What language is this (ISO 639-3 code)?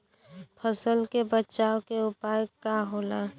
bho